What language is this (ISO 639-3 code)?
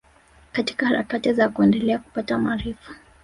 swa